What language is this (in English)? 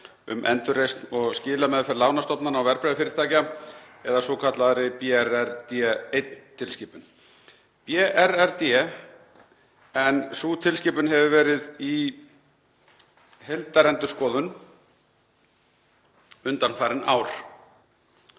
Icelandic